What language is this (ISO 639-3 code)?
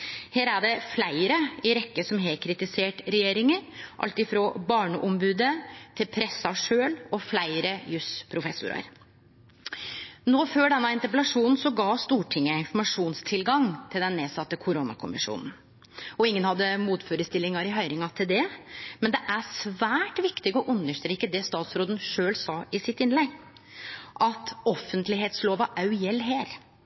nno